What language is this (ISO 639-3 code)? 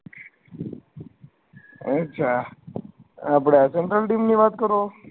guj